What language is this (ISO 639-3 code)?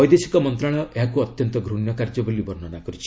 ori